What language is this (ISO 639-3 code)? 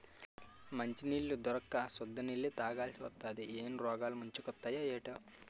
tel